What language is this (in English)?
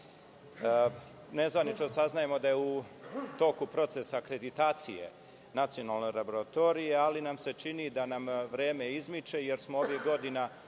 Serbian